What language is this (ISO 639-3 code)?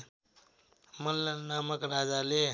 nep